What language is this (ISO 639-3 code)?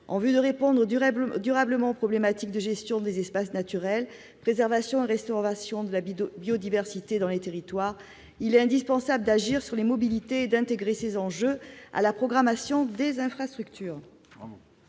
fra